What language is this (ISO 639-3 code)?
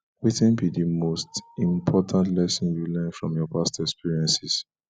pcm